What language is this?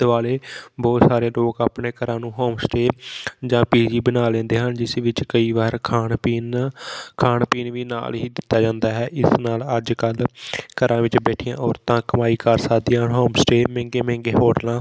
Punjabi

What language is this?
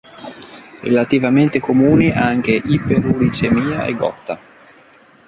Italian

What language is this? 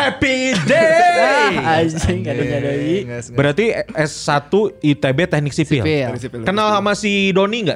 Indonesian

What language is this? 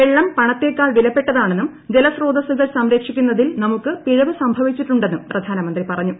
Malayalam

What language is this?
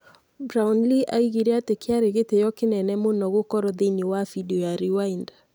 Kikuyu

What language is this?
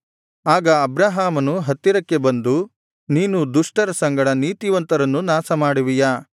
Kannada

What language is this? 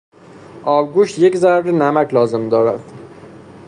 Persian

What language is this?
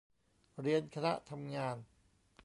Thai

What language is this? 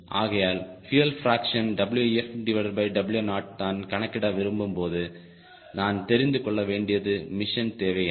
Tamil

